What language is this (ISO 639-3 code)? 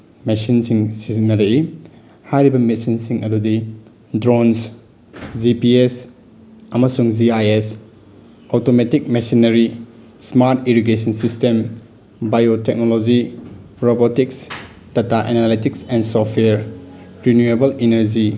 mni